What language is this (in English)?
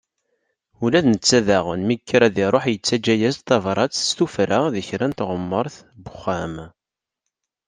Kabyle